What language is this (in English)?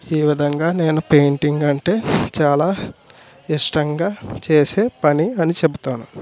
Telugu